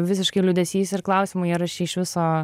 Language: Lithuanian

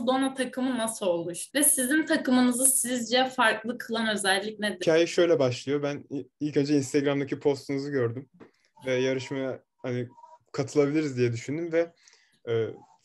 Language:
Turkish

